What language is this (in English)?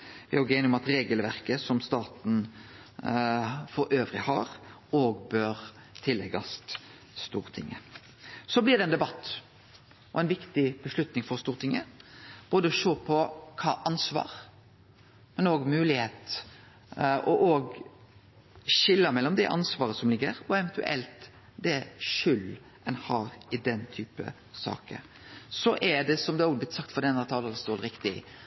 Norwegian Nynorsk